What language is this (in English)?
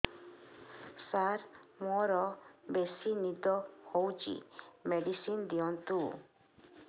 Odia